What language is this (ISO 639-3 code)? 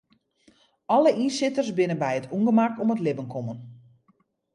fry